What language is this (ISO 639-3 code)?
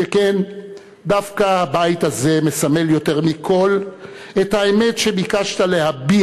heb